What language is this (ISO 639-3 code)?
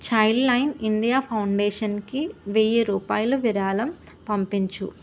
tel